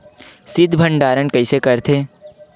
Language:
Chhattisgarhi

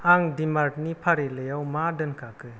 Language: Bodo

